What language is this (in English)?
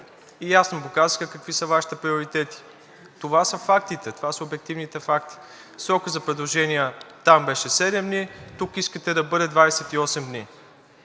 Bulgarian